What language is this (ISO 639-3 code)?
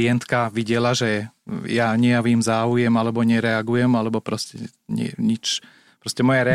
slk